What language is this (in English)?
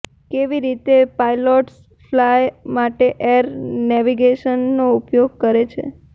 Gujarati